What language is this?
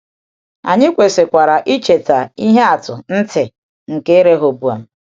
Igbo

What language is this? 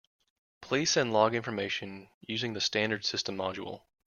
English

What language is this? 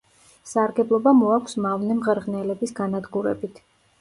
Georgian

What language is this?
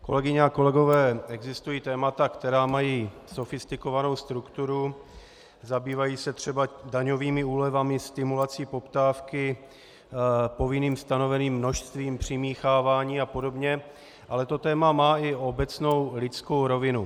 Czech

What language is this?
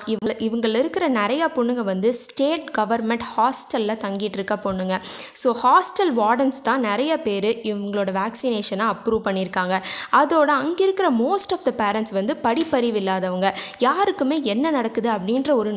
Tamil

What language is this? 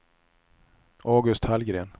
Swedish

